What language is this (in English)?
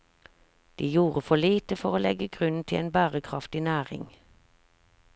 Norwegian